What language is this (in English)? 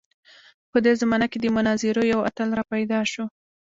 Pashto